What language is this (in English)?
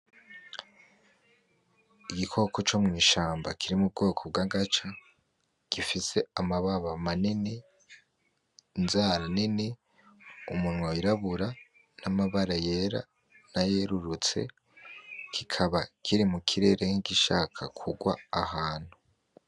Rundi